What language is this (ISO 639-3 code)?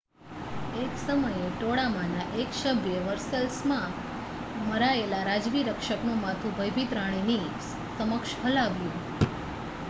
guj